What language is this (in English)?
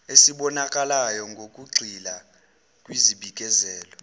Zulu